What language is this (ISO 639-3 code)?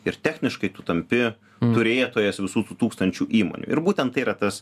lit